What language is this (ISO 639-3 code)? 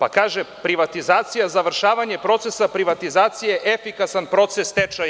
srp